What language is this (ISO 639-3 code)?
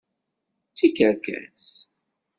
kab